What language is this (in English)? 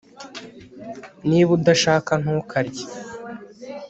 Kinyarwanda